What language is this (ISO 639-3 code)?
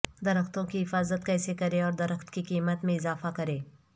urd